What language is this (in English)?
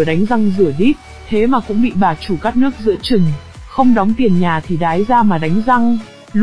Vietnamese